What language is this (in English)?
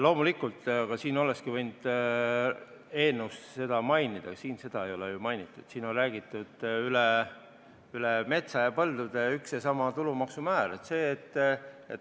Estonian